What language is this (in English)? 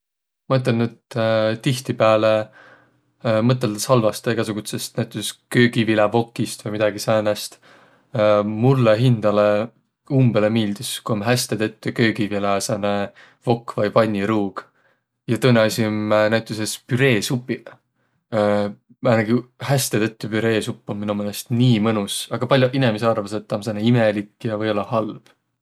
Võro